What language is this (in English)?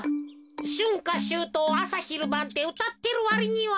Japanese